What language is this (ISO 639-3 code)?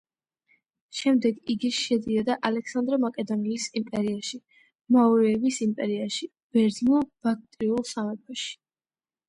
kat